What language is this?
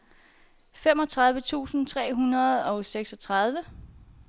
Danish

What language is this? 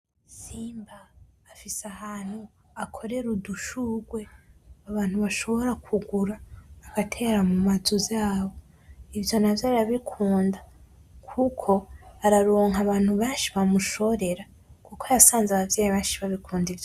Rundi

